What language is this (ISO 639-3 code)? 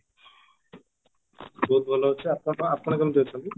ori